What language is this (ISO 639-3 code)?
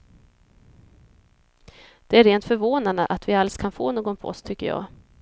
swe